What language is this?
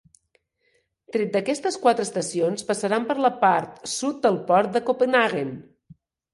Catalan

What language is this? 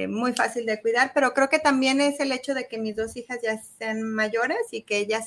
Spanish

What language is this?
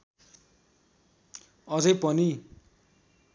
Nepali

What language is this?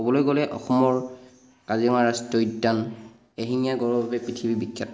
Assamese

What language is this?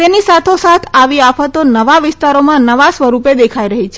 Gujarati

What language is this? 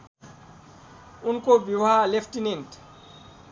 Nepali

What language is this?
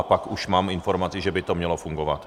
Czech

